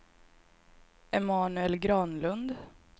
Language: Swedish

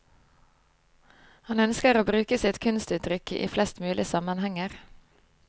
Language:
Norwegian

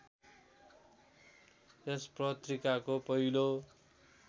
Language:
Nepali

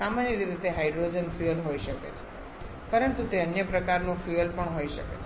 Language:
Gujarati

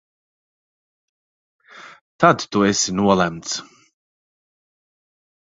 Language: Latvian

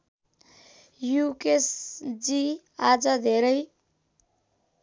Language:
Nepali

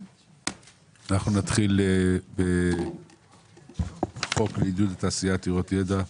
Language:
Hebrew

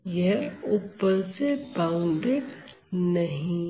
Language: Hindi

